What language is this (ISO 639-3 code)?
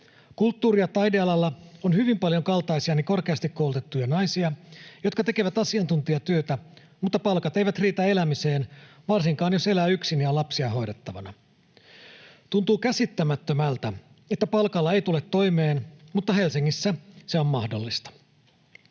fin